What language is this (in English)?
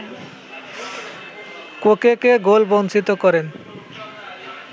Bangla